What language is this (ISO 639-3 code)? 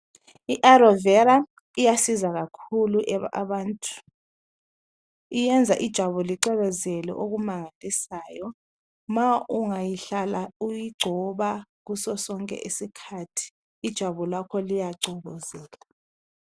nde